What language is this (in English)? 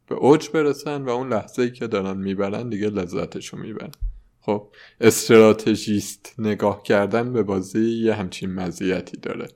Persian